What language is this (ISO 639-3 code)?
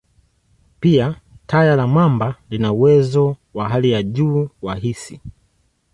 swa